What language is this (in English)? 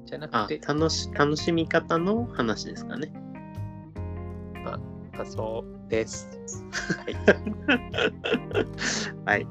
Japanese